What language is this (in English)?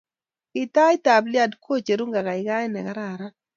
Kalenjin